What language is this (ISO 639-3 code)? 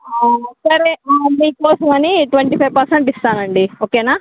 tel